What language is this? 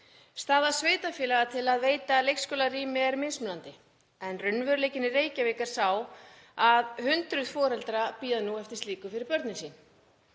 Icelandic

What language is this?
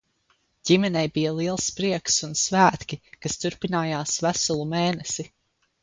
Latvian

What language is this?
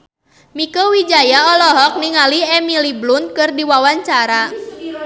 Sundanese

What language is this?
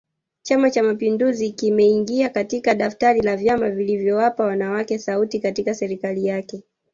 Swahili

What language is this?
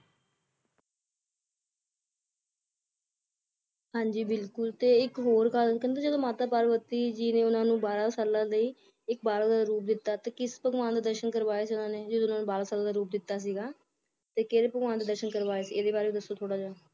Punjabi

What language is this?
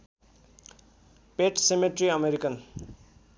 Nepali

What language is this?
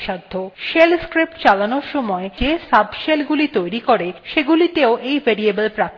Bangla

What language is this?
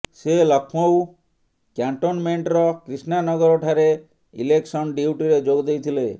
Odia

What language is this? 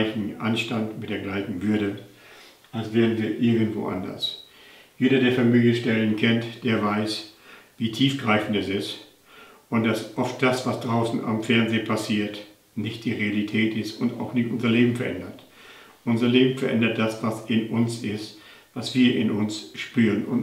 German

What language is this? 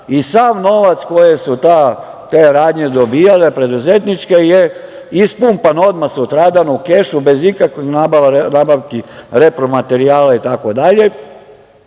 Serbian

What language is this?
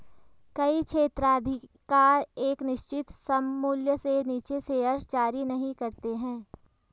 Hindi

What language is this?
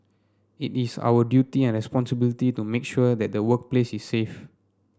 English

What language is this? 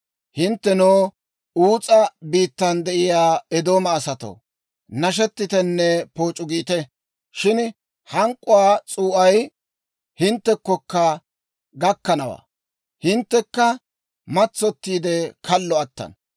Dawro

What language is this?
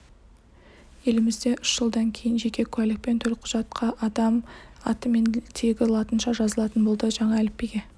Kazakh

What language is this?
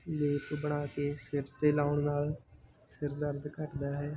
Punjabi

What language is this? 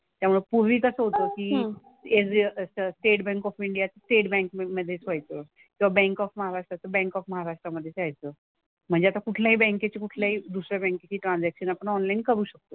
Marathi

